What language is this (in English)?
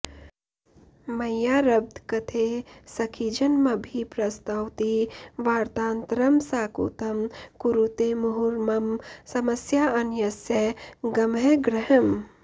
Sanskrit